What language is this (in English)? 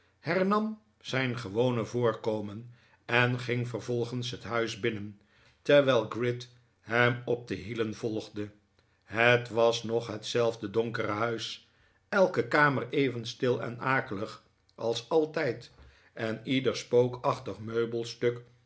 Dutch